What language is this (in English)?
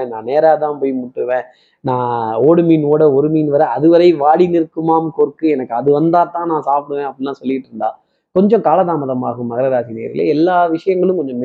Tamil